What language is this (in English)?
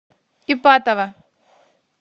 Russian